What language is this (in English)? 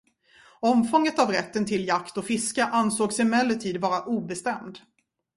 Swedish